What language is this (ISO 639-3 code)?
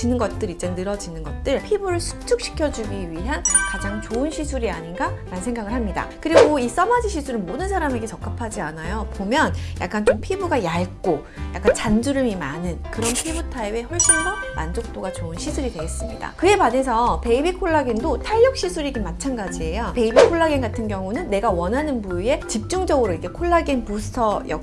kor